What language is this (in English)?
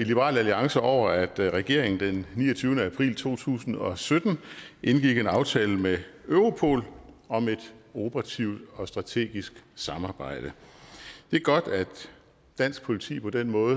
Danish